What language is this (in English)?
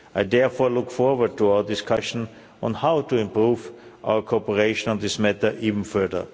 English